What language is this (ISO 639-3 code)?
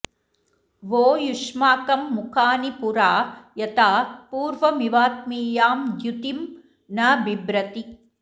san